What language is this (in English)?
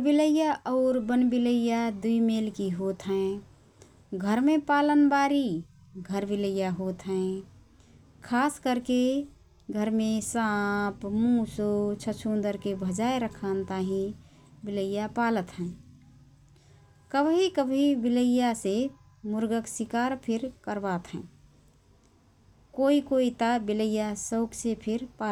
Rana Tharu